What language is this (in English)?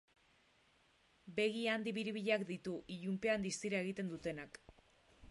Basque